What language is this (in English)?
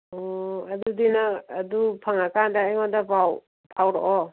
Manipuri